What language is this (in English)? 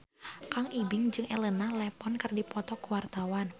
Sundanese